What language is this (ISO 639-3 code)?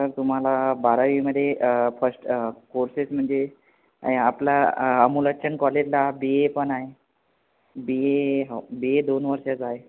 mar